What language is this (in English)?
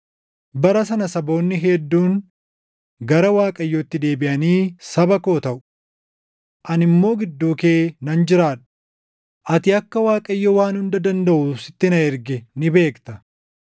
Oromo